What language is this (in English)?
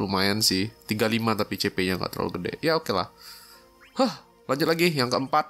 Indonesian